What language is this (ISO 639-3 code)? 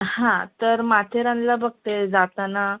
mar